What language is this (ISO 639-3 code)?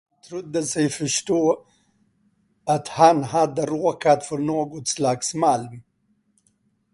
swe